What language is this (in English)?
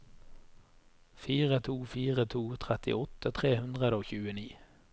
Norwegian